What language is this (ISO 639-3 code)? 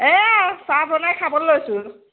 asm